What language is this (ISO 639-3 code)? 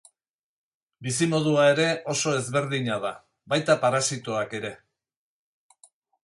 eus